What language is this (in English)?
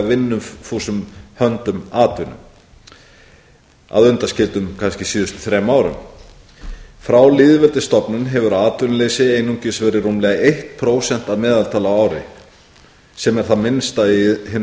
Icelandic